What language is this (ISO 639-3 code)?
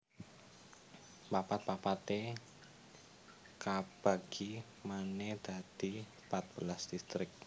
jav